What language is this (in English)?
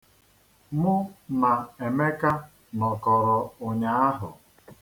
Igbo